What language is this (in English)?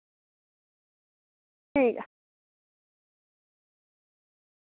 Dogri